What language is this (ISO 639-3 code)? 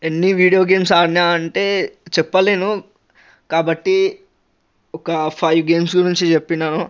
tel